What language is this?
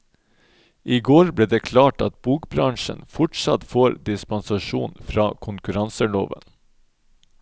Norwegian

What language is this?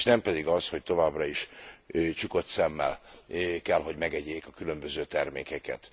Hungarian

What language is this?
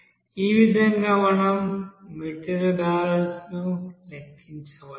Telugu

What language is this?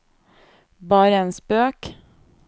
Norwegian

